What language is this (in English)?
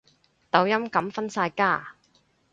Cantonese